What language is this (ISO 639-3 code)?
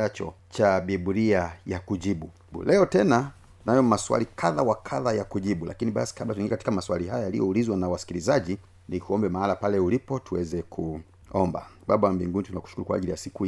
swa